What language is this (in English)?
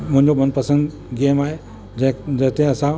Sindhi